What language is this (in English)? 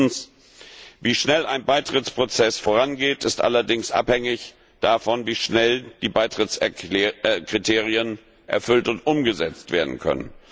German